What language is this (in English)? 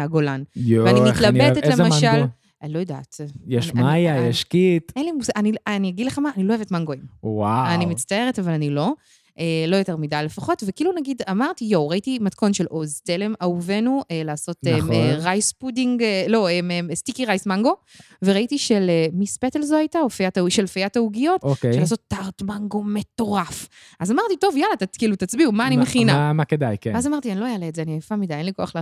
Hebrew